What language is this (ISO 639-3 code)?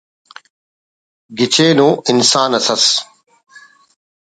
brh